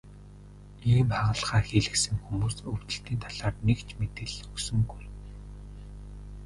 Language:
Mongolian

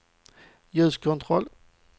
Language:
Swedish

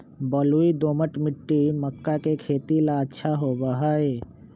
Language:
Magahi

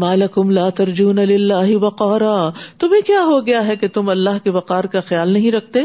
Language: Urdu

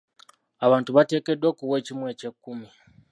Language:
Ganda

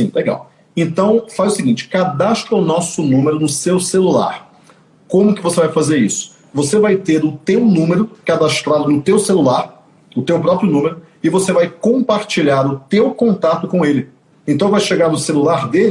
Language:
Portuguese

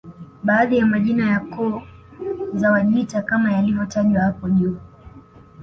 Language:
Swahili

